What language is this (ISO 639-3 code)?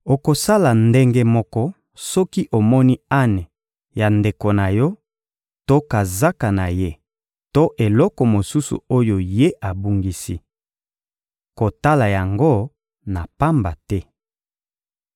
lin